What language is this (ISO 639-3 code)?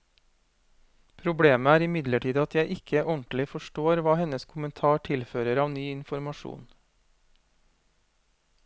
nor